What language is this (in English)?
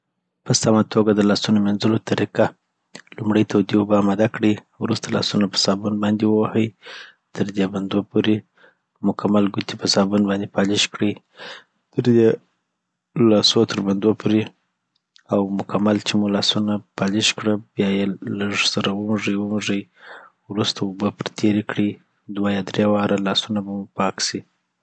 Southern Pashto